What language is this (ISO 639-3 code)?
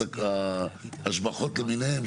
heb